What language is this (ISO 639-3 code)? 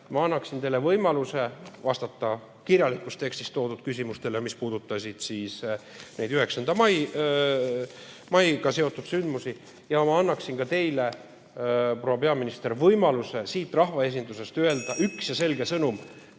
est